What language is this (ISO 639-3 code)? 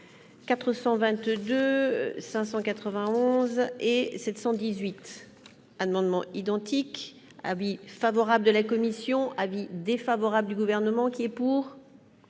fra